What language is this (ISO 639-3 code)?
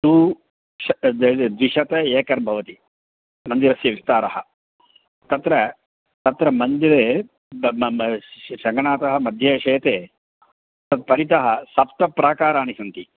san